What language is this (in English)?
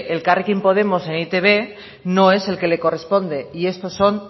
Spanish